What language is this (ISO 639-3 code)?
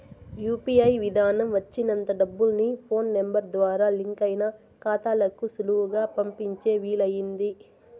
tel